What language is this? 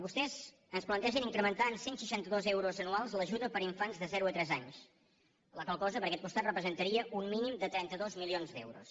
Catalan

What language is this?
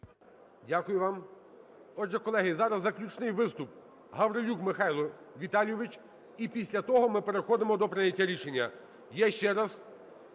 Ukrainian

